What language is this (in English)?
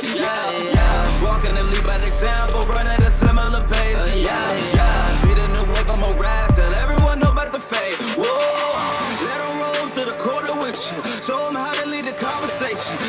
English